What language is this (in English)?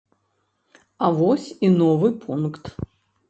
Belarusian